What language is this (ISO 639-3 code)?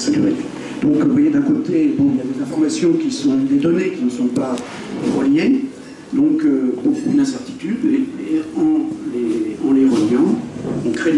fra